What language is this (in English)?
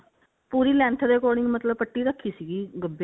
Punjabi